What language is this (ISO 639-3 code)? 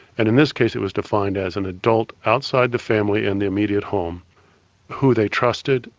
eng